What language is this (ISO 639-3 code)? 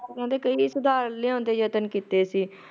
pan